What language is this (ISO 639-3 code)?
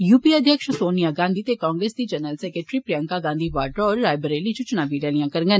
doi